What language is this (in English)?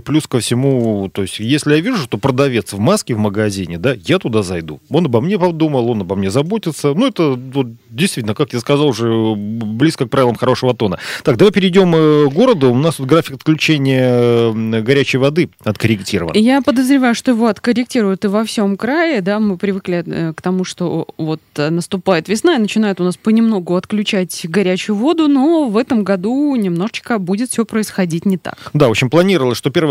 Russian